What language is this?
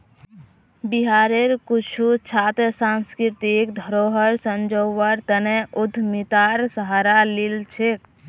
Magahi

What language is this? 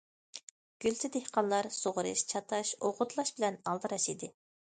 Uyghur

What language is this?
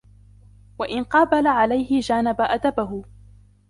Arabic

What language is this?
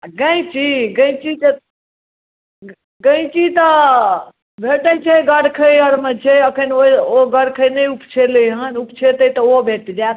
Maithili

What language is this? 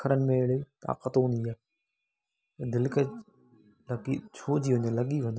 Sindhi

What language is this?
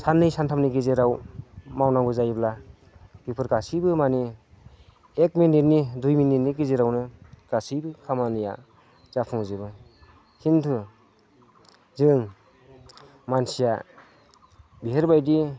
Bodo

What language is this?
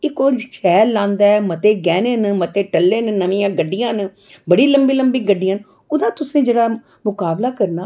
Dogri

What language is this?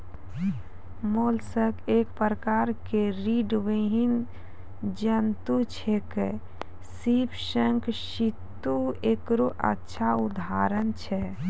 Maithili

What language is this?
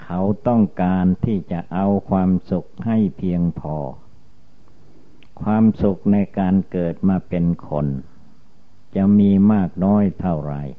Thai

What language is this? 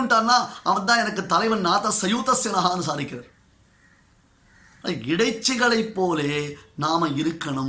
Tamil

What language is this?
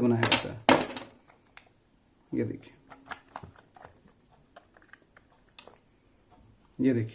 Hindi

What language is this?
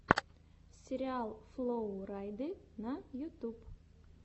Russian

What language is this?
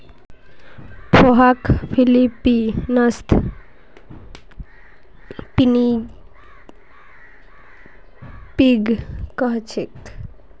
Magahi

